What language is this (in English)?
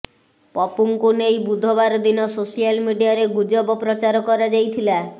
Odia